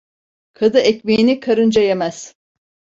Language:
Turkish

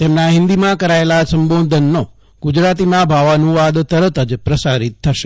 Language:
Gujarati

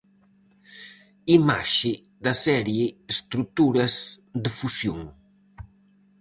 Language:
Galician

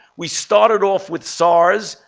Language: English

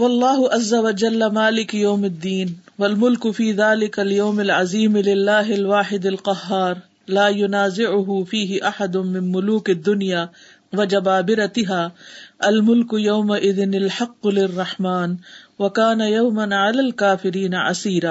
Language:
Urdu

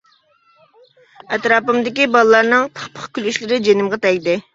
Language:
Uyghur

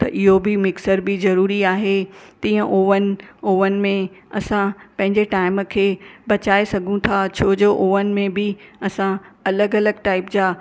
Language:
Sindhi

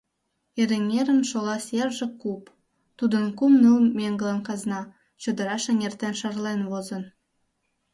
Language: Mari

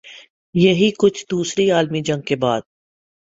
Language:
Urdu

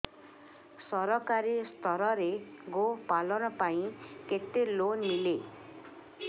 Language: Odia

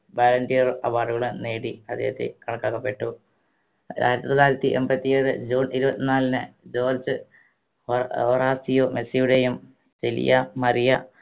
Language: Malayalam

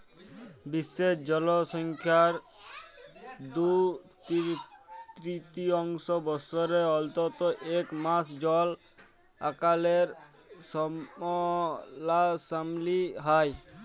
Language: Bangla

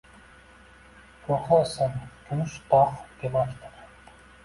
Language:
Uzbek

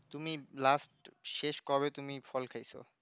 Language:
Bangla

